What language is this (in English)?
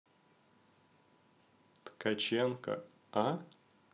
Russian